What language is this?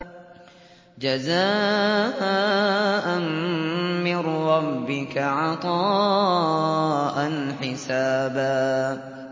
Arabic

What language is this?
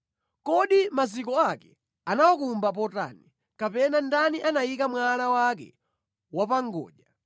Nyanja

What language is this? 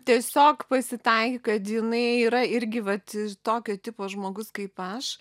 Lithuanian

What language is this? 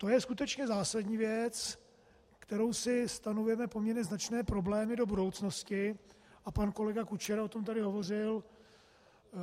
Czech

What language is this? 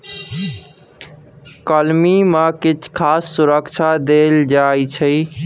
Maithili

